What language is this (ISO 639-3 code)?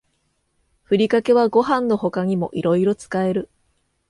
jpn